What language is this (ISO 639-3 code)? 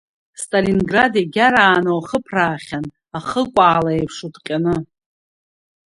abk